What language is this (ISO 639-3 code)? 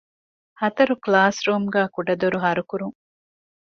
div